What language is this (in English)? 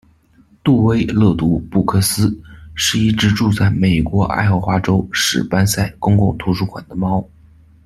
Chinese